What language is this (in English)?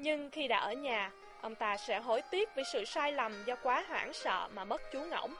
Vietnamese